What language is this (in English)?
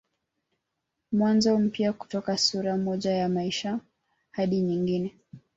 Swahili